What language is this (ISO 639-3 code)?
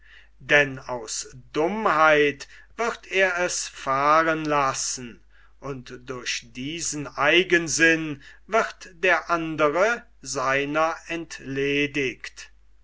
deu